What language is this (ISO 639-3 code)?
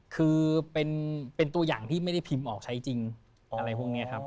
tha